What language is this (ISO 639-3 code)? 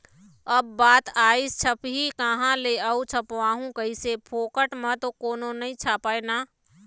hne